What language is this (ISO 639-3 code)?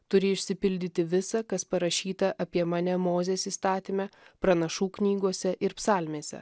lit